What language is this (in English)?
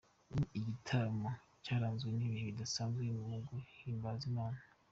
Kinyarwanda